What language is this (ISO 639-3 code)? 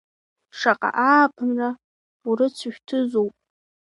abk